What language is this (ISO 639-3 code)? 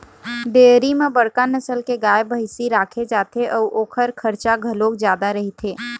hne